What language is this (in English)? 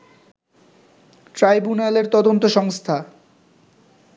Bangla